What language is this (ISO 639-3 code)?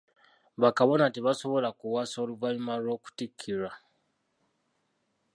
lug